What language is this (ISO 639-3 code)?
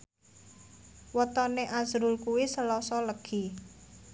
jav